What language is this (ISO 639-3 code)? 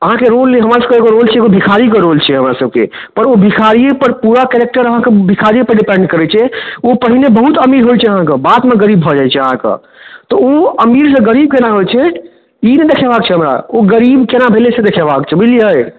mai